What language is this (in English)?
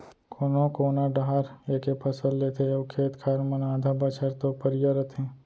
Chhattisgarhi